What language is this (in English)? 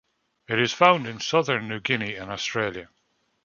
English